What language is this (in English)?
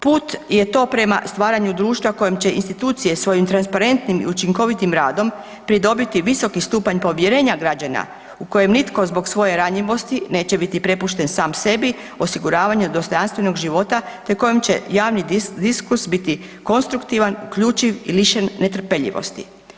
Croatian